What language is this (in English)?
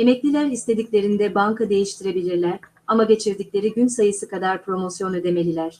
Turkish